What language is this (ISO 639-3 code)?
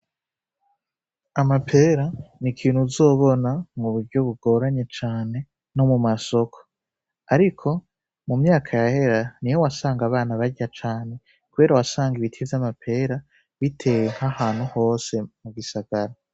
run